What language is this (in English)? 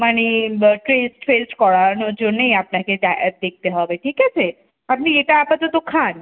Bangla